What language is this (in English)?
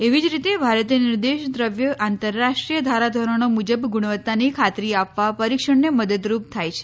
Gujarati